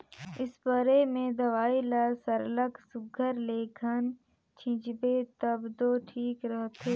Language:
Chhattisgarhi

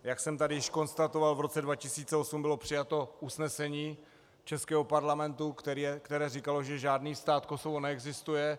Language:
Czech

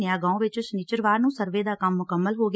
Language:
Punjabi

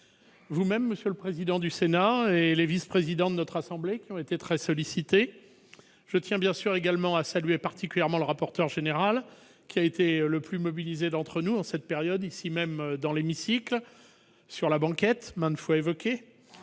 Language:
French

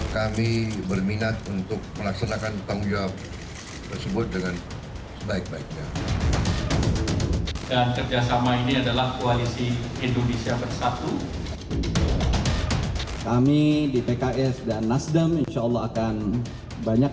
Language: Indonesian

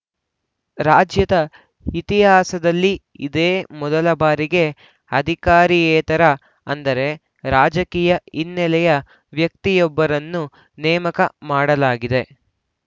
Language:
Kannada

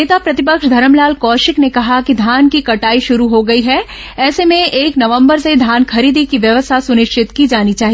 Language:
Hindi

